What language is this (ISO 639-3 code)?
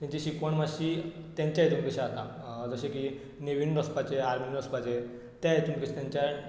kok